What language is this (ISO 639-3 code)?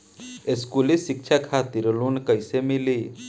bho